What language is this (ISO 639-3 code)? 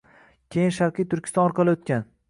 uzb